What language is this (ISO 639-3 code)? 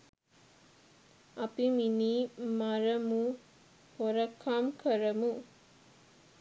sin